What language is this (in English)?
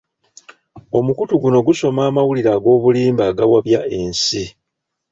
Ganda